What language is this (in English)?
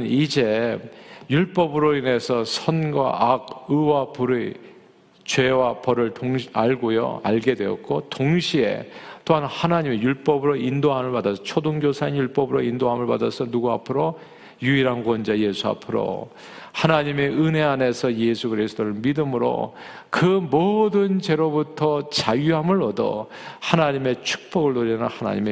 Korean